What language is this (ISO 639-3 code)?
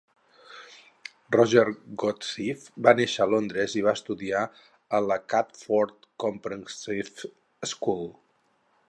cat